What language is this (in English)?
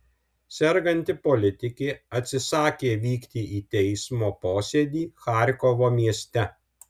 Lithuanian